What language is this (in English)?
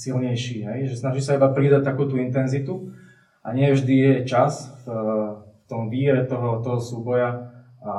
Slovak